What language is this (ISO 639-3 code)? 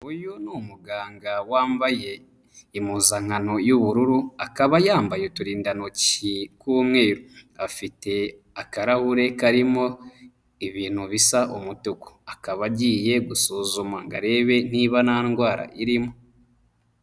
kin